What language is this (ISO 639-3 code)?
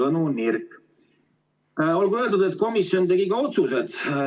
est